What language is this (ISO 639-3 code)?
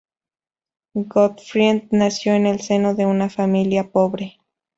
spa